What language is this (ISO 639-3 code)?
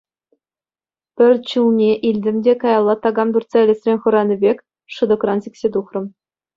chv